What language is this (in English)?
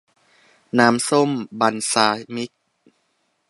Thai